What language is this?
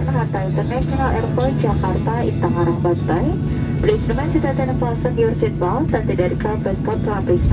Indonesian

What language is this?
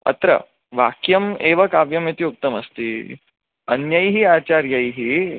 Sanskrit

